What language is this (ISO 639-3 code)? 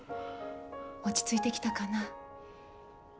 jpn